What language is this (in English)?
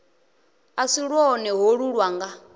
Venda